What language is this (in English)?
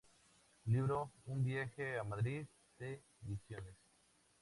Spanish